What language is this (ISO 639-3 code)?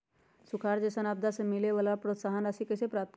mag